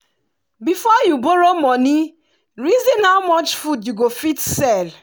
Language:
Nigerian Pidgin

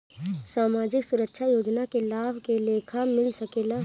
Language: Bhojpuri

